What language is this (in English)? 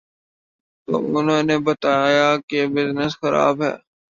Urdu